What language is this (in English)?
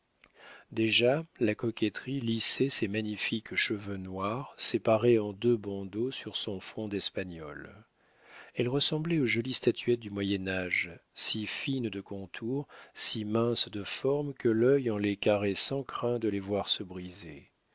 French